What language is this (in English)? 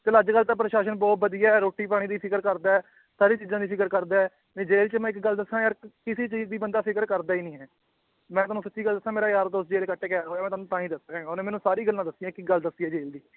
Punjabi